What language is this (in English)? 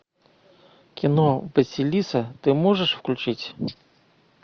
Russian